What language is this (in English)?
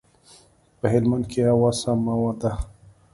Pashto